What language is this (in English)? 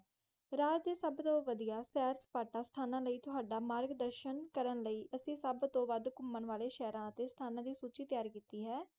Punjabi